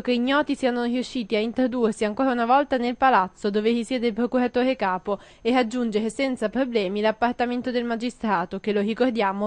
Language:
Italian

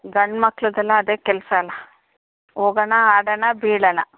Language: Kannada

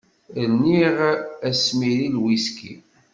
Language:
Kabyle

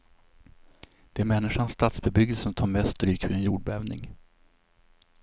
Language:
Swedish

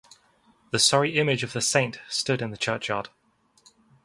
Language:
English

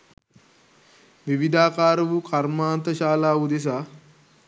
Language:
Sinhala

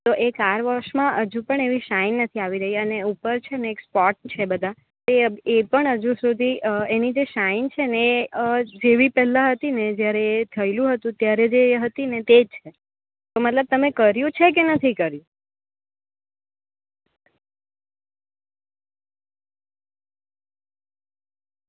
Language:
Gujarati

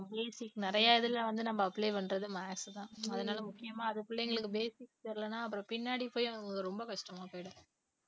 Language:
Tamil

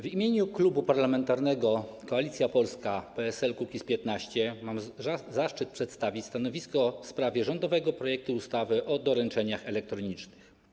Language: Polish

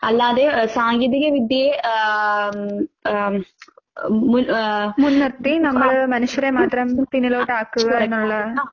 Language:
Malayalam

